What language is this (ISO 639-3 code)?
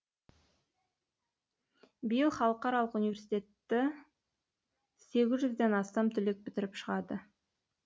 kaz